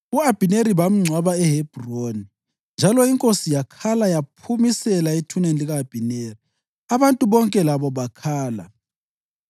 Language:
North Ndebele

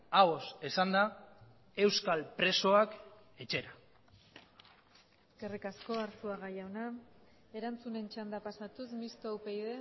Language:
Basque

